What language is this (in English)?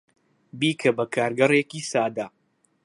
Central Kurdish